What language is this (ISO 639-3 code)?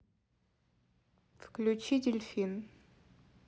rus